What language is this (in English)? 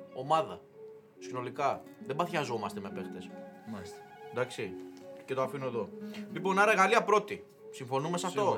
Greek